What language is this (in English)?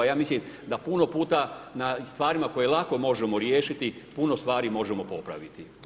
Croatian